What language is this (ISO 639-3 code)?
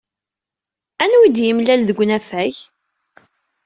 kab